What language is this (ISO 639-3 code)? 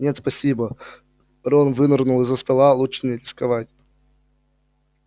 rus